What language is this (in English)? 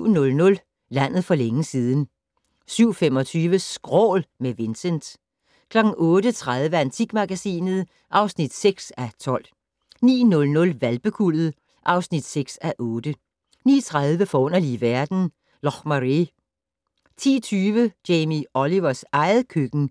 Danish